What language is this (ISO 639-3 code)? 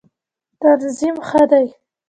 pus